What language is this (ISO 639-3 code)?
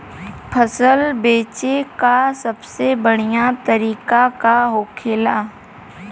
bho